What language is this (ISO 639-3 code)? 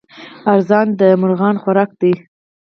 pus